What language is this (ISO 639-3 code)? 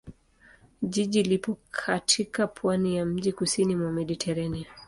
swa